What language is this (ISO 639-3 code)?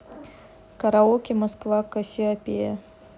rus